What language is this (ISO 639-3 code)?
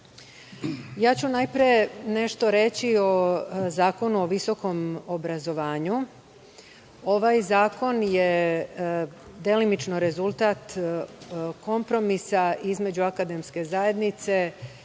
srp